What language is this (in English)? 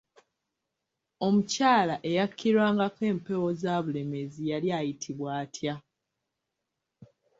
Ganda